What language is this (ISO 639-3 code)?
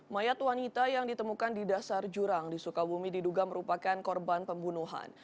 ind